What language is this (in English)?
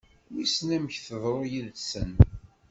Kabyle